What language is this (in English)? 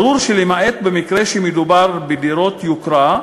Hebrew